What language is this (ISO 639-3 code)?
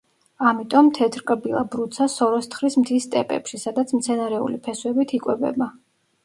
kat